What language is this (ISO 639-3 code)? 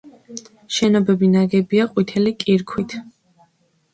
kat